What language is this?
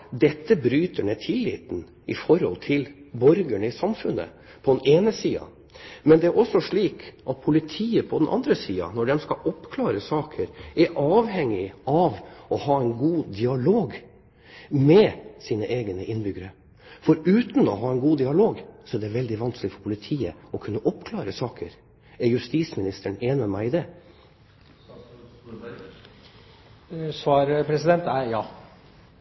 Norwegian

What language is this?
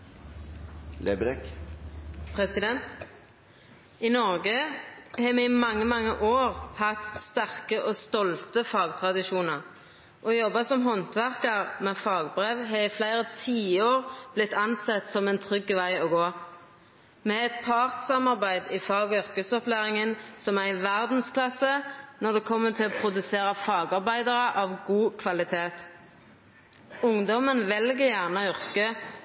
Norwegian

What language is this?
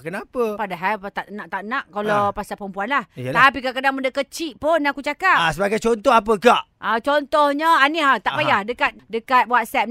Malay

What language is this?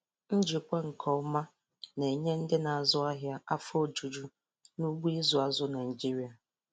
Igbo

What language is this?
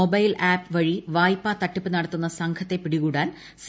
Malayalam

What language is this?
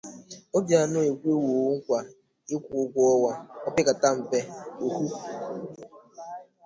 Igbo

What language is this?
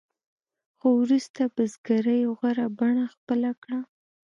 Pashto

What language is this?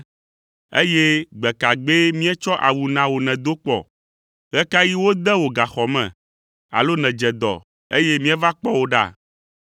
Ewe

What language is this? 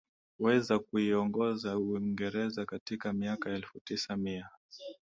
Swahili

